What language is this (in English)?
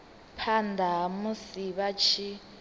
Venda